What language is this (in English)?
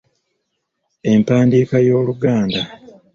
Ganda